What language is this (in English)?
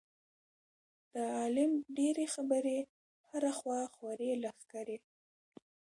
Pashto